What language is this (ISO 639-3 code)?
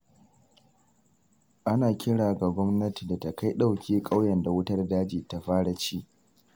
hau